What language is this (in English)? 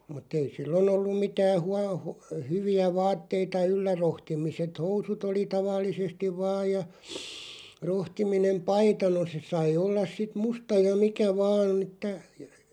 Finnish